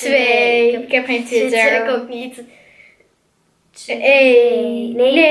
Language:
Dutch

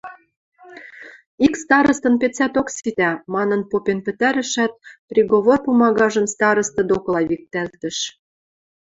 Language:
Western Mari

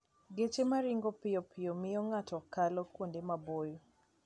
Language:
Luo (Kenya and Tanzania)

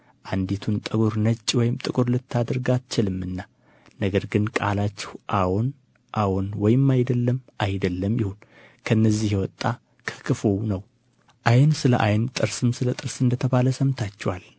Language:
Amharic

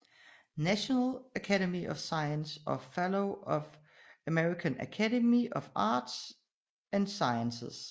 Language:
Danish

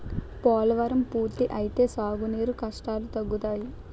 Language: Telugu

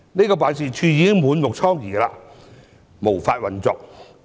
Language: Cantonese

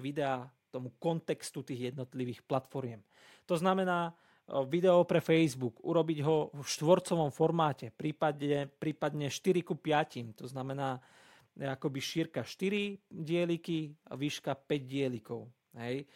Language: Slovak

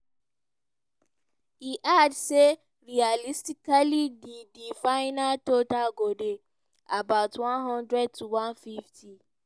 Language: Nigerian Pidgin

